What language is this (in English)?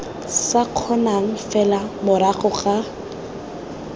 Tswana